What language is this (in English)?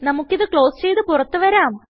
Malayalam